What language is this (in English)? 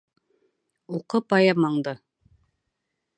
Bashkir